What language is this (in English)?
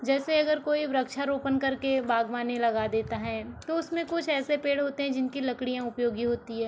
Hindi